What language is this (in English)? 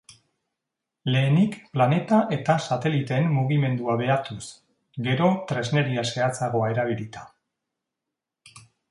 Basque